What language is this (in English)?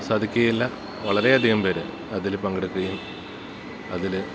Malayalam